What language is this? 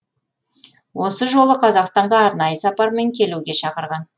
Kazakh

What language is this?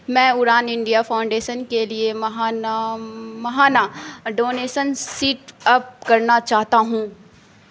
Urdu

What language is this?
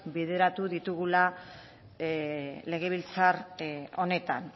Basque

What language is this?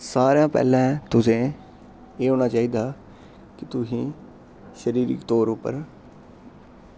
Dogri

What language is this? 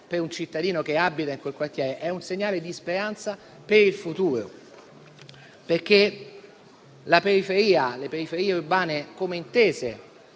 Italian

